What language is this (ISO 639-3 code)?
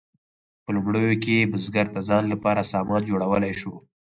pus